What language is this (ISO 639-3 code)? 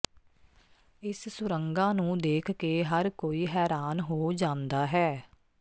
pan